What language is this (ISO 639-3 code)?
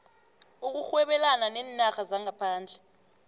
nbl